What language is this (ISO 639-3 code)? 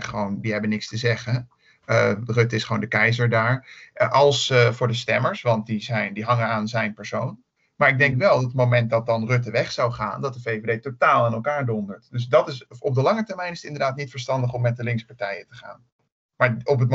nld